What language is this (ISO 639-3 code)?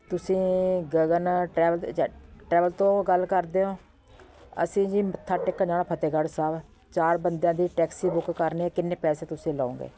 pan